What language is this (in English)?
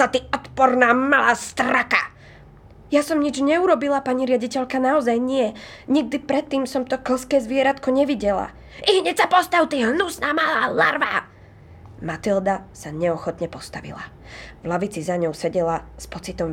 Slovak